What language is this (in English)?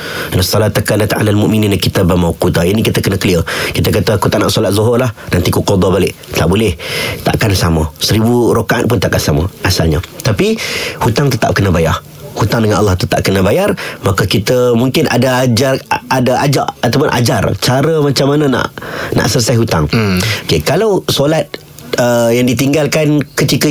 Malay